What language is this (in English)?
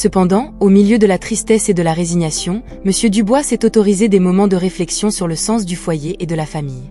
French